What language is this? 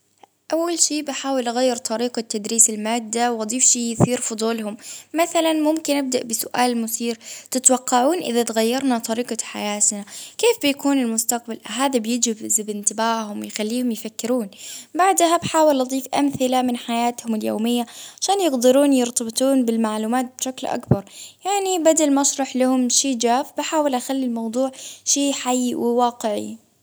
Baharna Arabic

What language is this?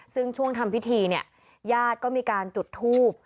Thai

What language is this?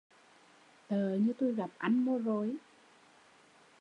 Vietnamese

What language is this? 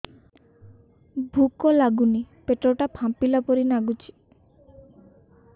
Odia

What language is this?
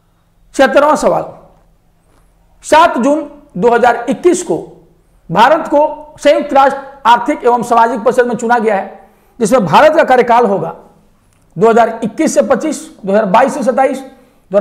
Hindi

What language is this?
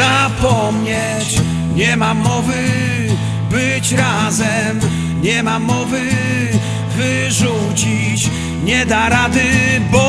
Polish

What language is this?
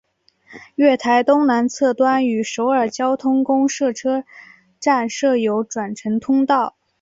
Chinese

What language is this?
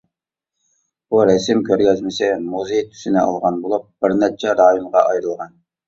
Uyghur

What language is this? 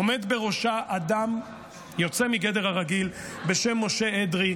Hebrew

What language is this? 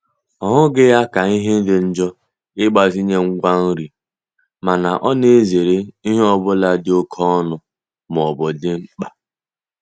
Igbo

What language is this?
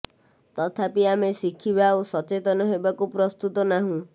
Odia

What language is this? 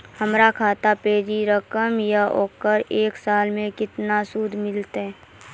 Maithili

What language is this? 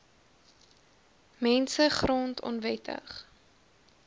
Afrikaans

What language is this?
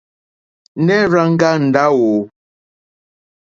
Mokpwe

